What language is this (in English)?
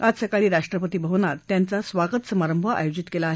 Marathi